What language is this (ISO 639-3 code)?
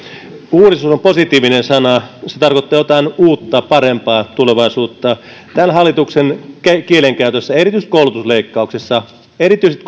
fin